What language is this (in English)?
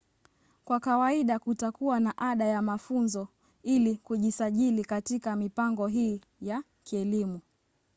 Swahili